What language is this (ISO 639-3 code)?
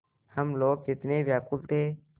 hin